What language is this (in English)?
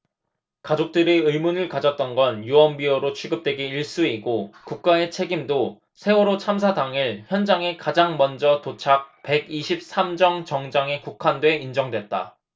Korean